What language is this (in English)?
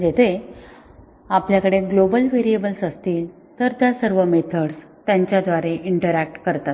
Marathi